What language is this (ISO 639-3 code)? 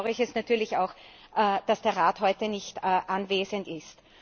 deu